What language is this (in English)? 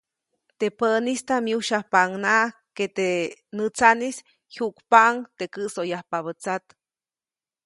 Copainalá Zoque